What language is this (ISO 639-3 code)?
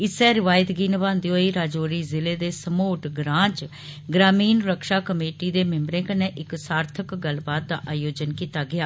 doi